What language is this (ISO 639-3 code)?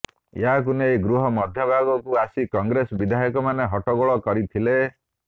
ori